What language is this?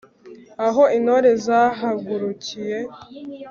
Kinyarwanda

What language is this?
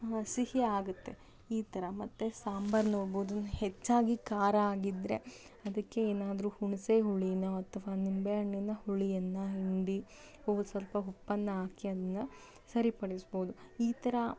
Kannada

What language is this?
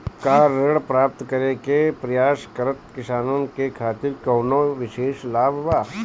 Bhojpuri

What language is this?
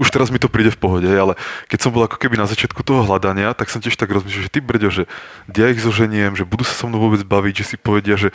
Czech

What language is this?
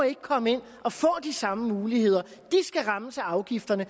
Danish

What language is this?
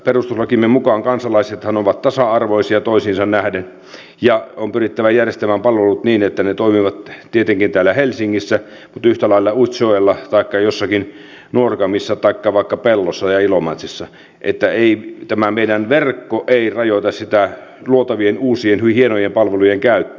Finnish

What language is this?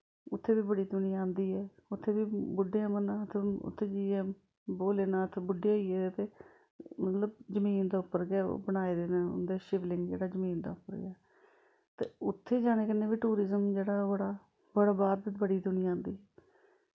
Dogri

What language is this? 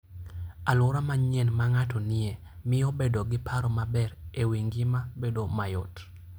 Luo (Kenya and Tanzania)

